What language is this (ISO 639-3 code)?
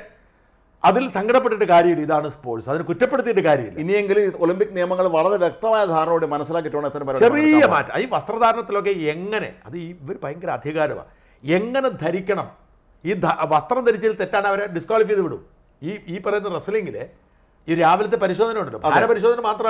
mal